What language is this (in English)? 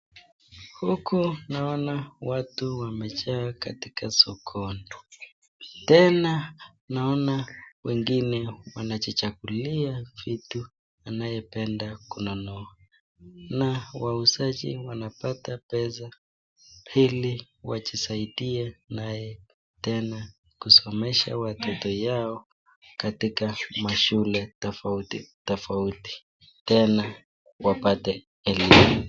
Swahili